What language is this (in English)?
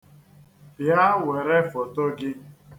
Igbo